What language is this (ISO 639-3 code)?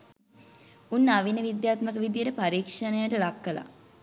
sin